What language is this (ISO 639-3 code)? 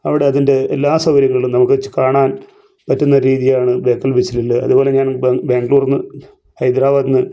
mal